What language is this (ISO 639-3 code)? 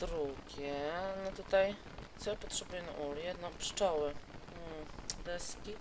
pol